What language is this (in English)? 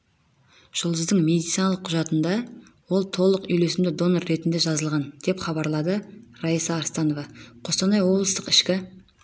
Kazakh